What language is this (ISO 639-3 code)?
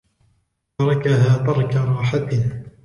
ara